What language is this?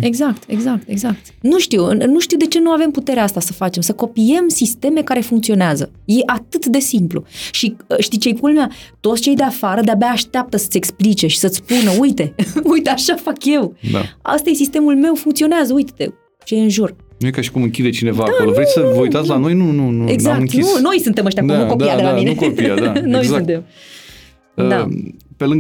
Romanian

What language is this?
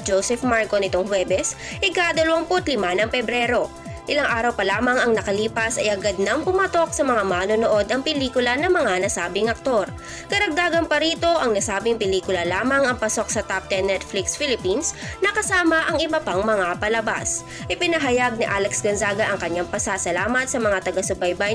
Filipino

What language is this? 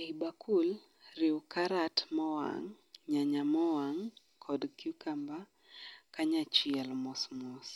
Luo (Kenya and Tanzania)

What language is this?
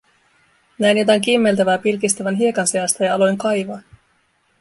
Finnish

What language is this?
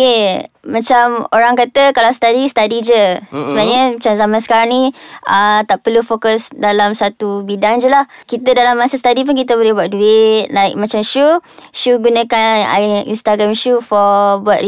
Malay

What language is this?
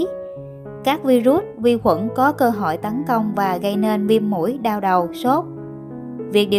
Vietnamese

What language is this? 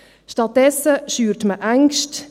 Swiss German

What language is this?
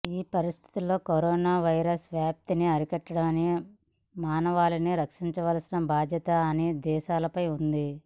Telugu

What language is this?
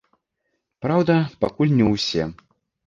Belarusian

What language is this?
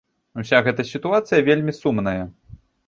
Belarusian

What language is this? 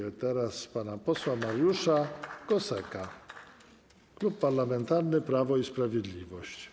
Polish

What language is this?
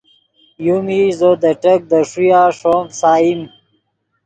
Yidgha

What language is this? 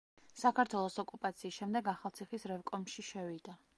Georgian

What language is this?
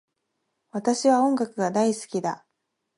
Japanese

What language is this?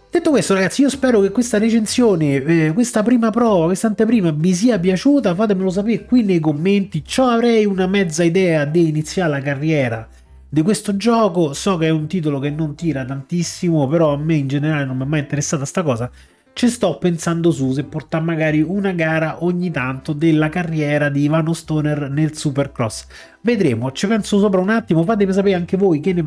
Italian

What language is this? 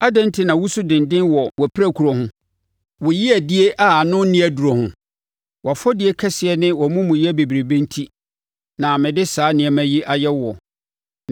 Akan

